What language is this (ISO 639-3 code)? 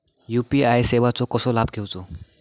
mar